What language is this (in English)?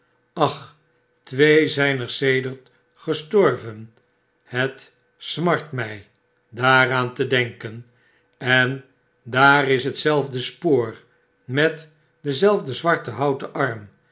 Dutch